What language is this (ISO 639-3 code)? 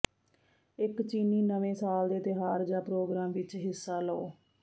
pan